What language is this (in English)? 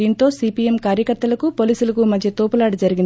Telugu